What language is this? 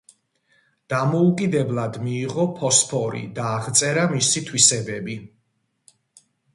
Georgian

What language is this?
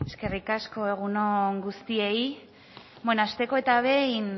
Basque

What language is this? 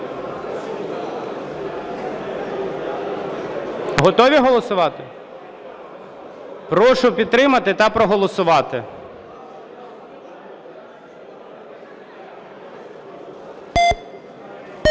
Ukrainian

